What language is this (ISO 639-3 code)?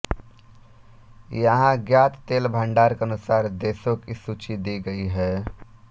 hin